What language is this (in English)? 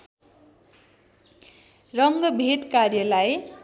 Nepali